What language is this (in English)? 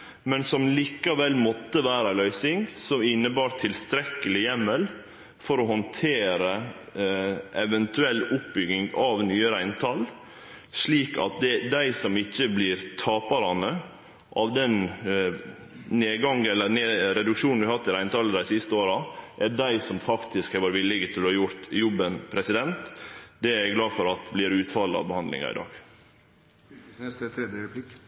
Norwegian Nynorsk